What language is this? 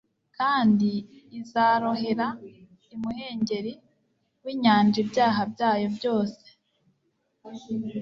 Kinyarwanda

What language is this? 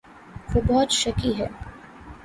Urdu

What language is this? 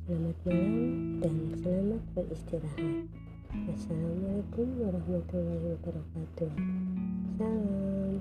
Indonesian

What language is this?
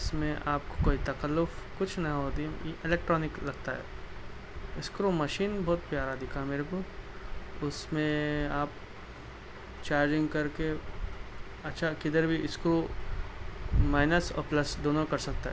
Urdu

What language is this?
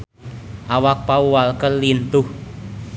Sundanese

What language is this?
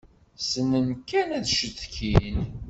Kabyle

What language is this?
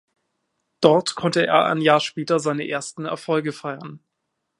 German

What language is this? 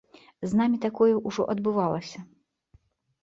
Belarusian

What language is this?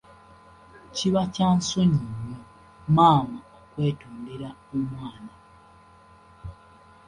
Ganda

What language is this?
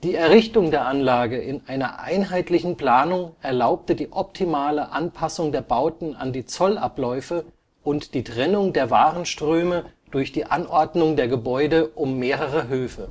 German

